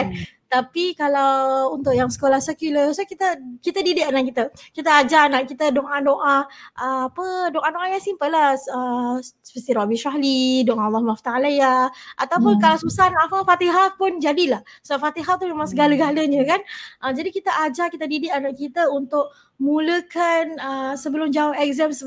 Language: Malay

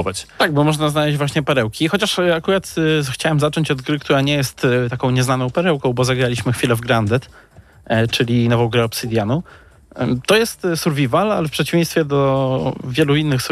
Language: Polish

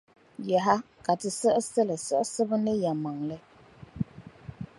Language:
Dagbani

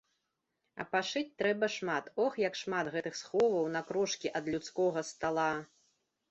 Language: Belarusian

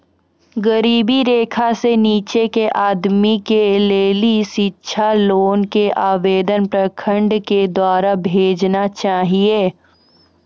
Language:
Maithili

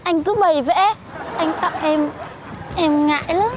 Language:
Vietnamese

